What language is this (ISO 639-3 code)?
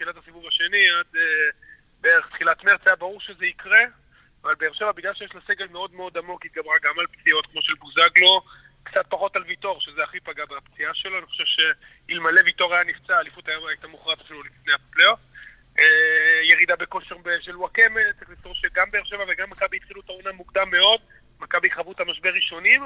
heb